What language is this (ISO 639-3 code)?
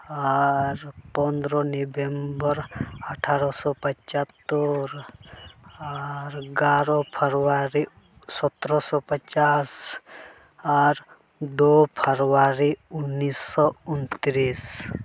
sat